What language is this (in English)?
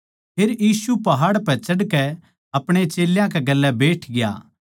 Haryanvi